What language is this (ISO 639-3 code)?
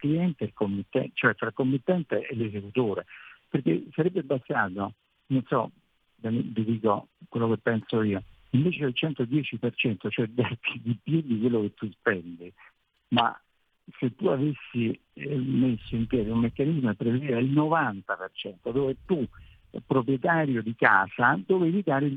ita